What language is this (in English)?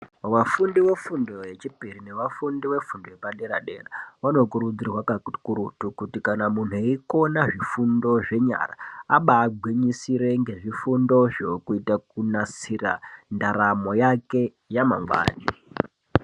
Ndau